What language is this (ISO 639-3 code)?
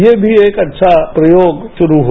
hin